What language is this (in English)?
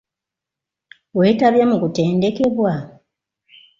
Ganda